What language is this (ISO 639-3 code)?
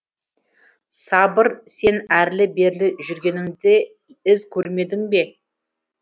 kaz